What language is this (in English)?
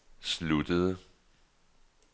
Danish